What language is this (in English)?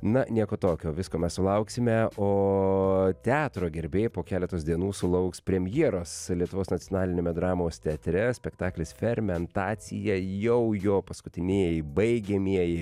Lithuanian